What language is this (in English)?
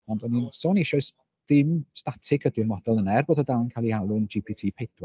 Welsh